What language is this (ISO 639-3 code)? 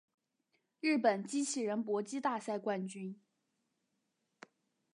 zho